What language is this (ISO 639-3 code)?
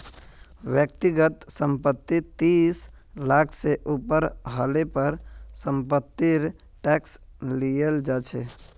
mag